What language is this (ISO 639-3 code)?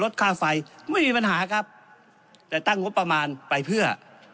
tha